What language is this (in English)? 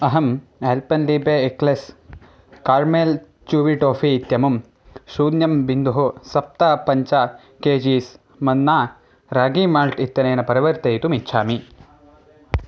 Sanskrit